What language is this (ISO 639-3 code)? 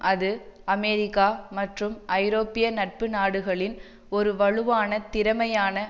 tam